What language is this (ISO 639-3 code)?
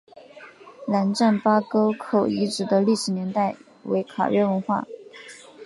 zho